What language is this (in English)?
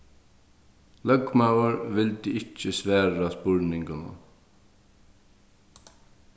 Faroese